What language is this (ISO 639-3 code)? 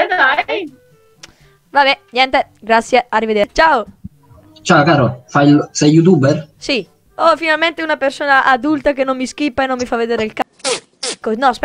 ita